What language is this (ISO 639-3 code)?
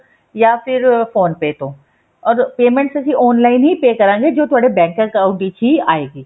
pan